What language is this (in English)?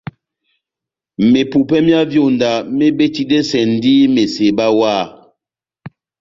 Batanga